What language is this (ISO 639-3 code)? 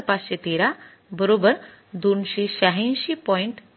mar